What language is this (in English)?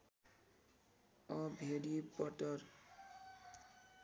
Nepali